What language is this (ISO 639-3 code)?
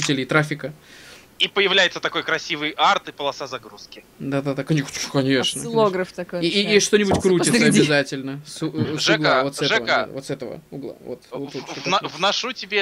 rus